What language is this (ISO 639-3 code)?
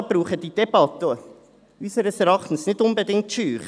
gsw